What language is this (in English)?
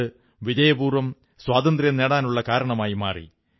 Malayalam